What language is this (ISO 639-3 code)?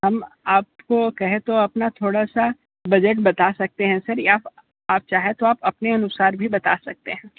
hin